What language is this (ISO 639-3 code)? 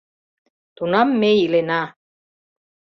chm